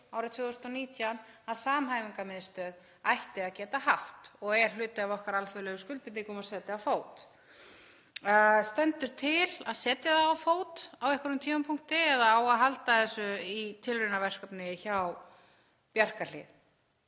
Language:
Icelandic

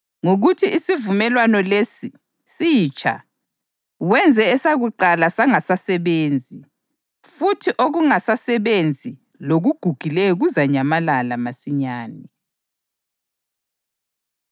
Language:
North Ndebele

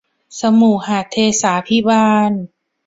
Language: Thai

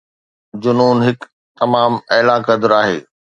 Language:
Sindhi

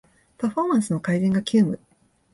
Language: Japanese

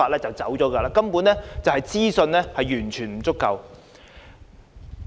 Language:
Cantonese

